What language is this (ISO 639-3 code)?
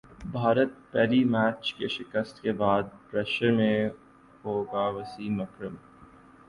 urd